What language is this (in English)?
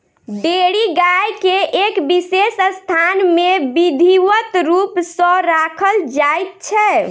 Maithili